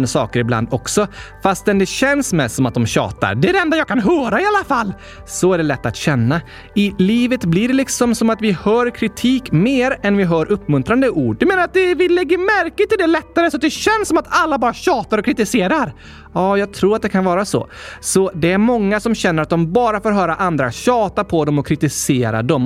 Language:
Swedish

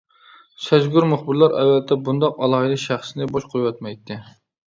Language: Uyghur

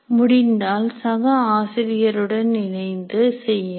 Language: Tamil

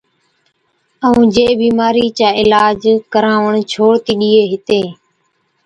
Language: Od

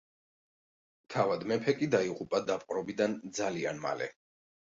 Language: Georgian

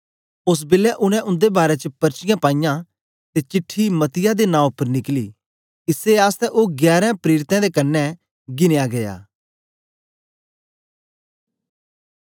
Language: Dogri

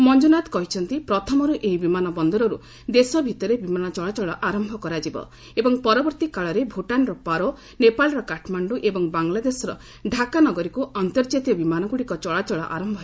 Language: Odia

